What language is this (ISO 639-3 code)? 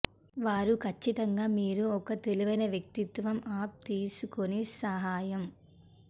tel